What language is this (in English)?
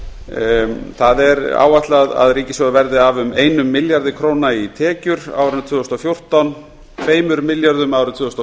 Icelandic